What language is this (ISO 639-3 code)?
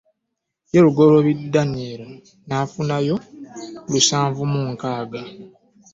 lug